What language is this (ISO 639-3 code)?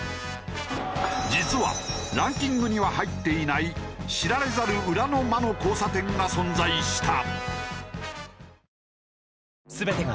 jpn